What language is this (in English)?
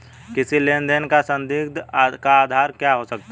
Hindi